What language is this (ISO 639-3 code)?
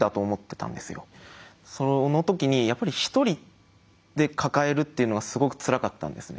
jpn